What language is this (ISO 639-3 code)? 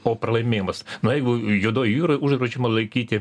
lit